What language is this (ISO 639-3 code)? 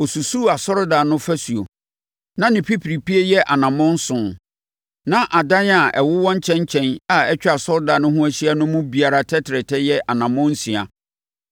aka